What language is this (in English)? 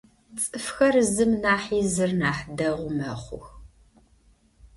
Adyghe